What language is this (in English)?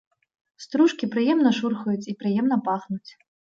Belarusian